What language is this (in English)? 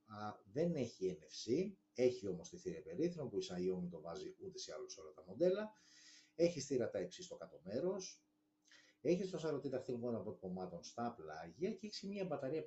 Greek